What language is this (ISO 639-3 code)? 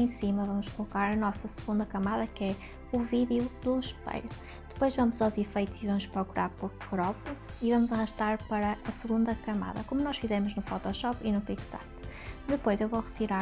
por